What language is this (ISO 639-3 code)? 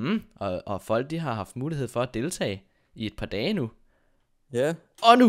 dan